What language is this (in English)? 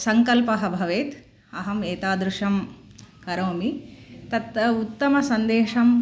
Sanskrit